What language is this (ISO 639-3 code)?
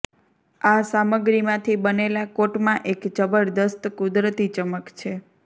guj